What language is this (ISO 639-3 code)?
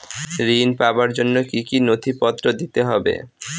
ben